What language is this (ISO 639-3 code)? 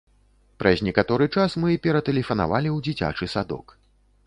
bel